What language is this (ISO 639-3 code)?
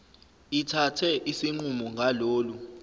zul